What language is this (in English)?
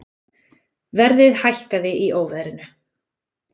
Icelandic